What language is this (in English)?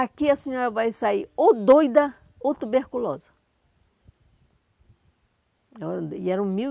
Portuguese